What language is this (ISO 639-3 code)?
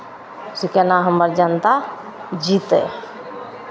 mai